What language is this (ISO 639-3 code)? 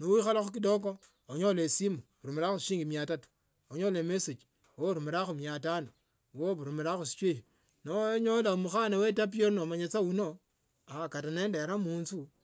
lto